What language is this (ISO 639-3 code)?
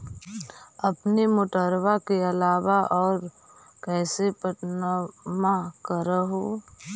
mag